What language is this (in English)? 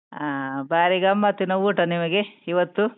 Kannada